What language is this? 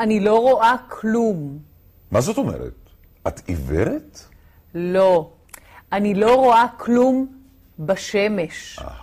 Hebrew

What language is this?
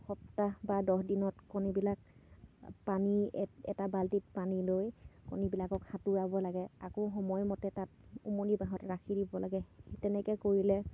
Assamese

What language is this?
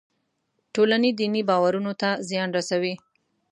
Pashto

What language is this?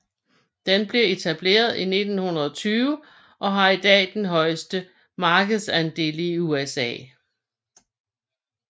Danish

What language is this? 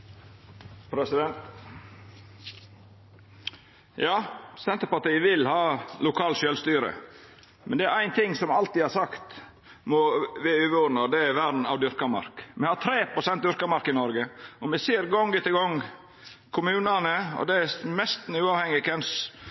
Norwegian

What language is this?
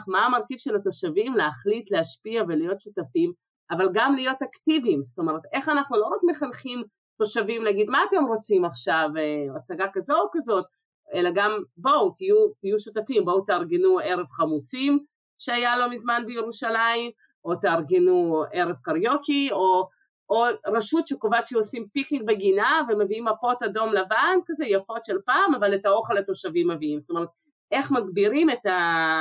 Hebrew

